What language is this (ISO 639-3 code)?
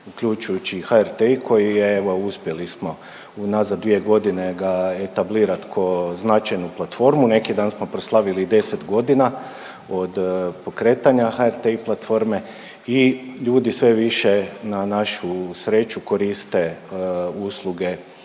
hrv